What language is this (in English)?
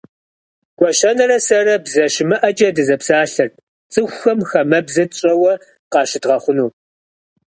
Kabardian